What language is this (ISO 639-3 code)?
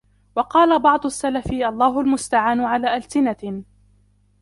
ara